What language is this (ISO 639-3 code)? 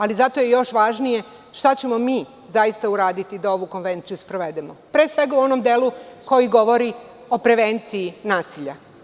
srp